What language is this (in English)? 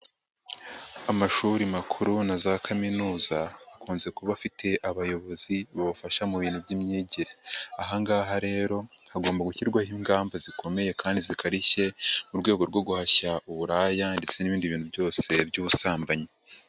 Kinyarwanda